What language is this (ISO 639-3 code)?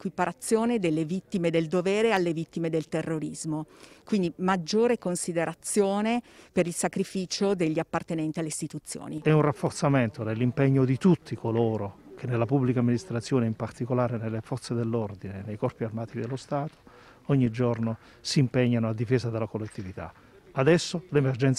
ita